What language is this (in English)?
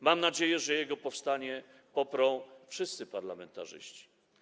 Polish